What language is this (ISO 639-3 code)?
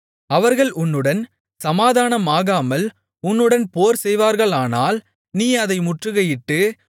tam